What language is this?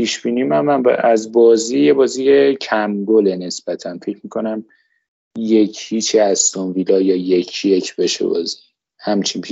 Persian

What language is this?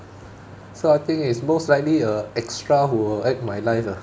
English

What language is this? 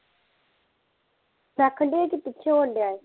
Punjabi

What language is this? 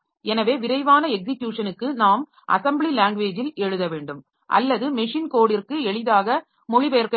Tamil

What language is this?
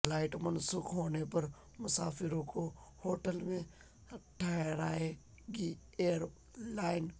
Urdu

